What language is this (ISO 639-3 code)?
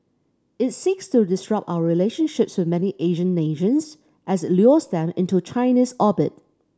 eng